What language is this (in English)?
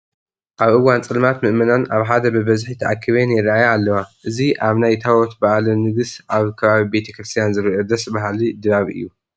Tigrinya